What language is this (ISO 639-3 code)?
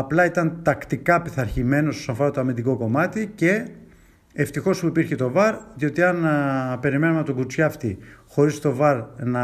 ell